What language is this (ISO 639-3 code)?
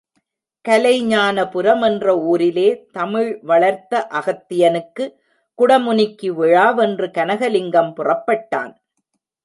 tam